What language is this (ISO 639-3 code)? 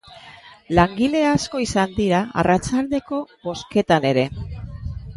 eus